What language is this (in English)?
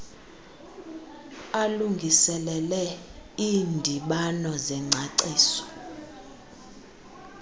Xhosa